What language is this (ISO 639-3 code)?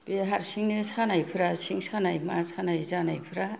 brx